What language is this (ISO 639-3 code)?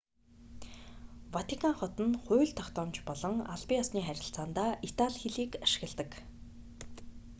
mon